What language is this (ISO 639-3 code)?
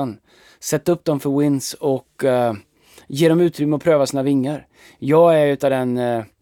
swe